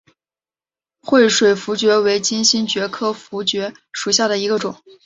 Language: Chinese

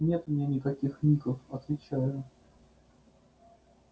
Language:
Russian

